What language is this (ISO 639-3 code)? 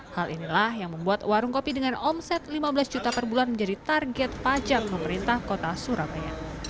ind